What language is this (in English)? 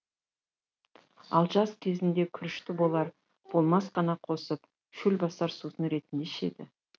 Kazakh